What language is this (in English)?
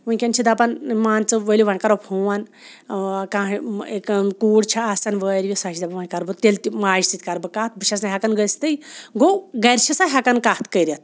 Kashmiri